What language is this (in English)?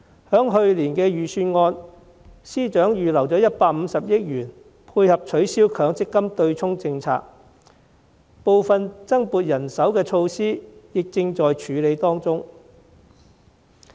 Cantonese